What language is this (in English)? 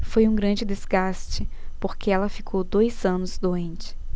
Portuguese